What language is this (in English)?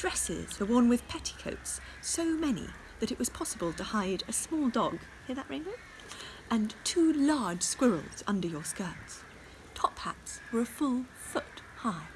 English